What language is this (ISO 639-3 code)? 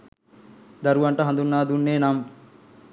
sin